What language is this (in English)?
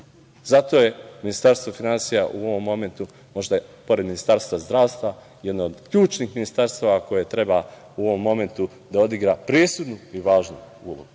Serbian